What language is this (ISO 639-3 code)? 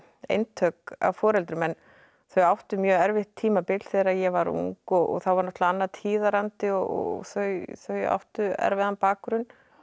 isl